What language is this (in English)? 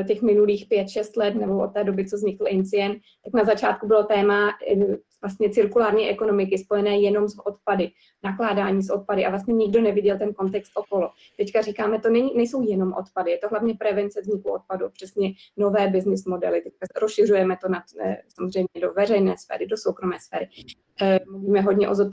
Czech